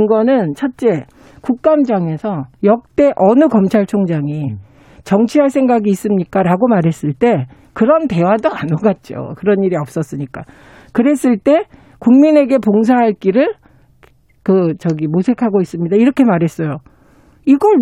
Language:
Korean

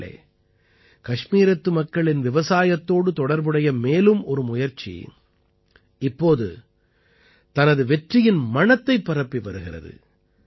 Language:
Tamil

